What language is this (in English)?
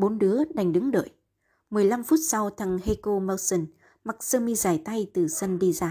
Vietnamese